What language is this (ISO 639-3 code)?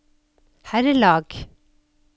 nor